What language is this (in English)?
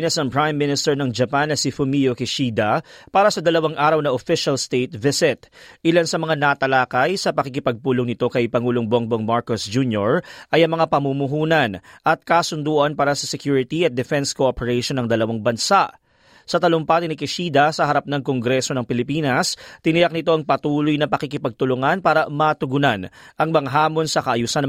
Filipino